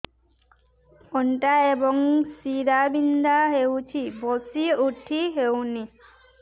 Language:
Odia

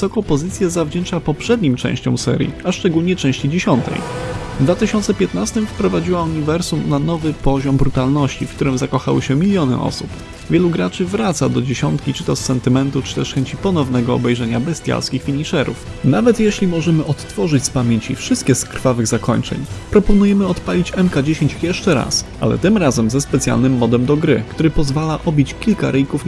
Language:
Polish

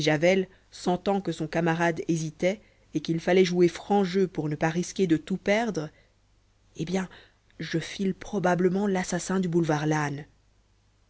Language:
French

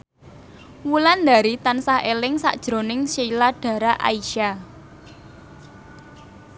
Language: Javanese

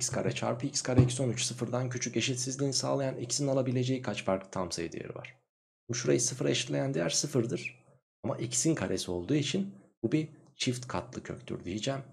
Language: Turkish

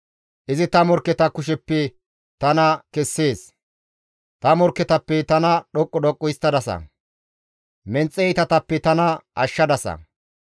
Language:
Gamo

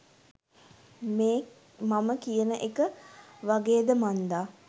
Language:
Sinhala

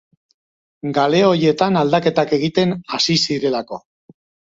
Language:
Basque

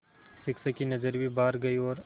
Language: Hindi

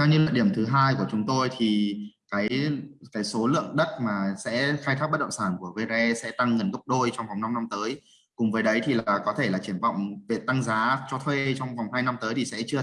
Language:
Vietnamese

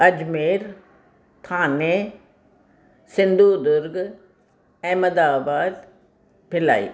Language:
Sindhi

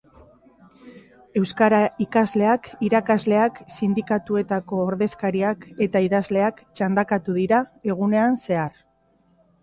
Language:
Basque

